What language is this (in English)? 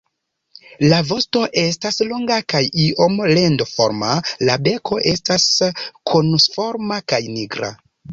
Esperanto